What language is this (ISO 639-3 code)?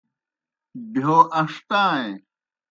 plk